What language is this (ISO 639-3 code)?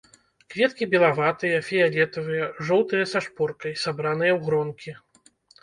bel